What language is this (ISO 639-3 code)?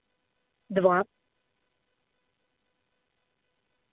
rus